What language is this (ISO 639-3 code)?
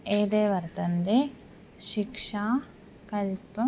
san